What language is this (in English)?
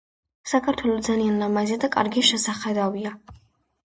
Georgian